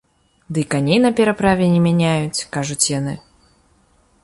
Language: Belarusian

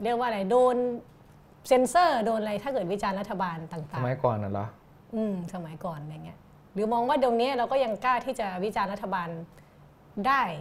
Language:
Thai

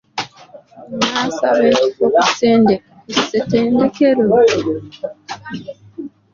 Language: Ganda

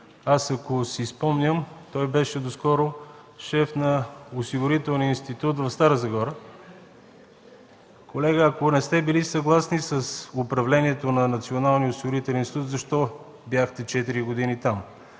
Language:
Bulgarian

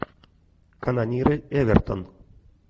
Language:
Russian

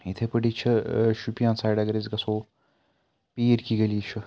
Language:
Kashmiri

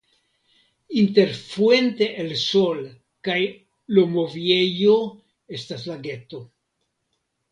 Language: Esperanto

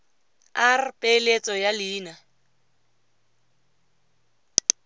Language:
Tswana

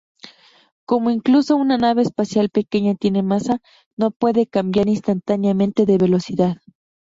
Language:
Spanish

